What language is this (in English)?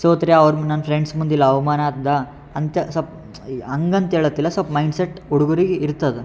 Kannada